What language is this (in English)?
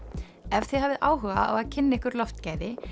Icelandic